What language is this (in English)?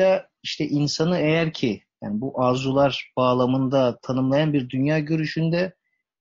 Turkish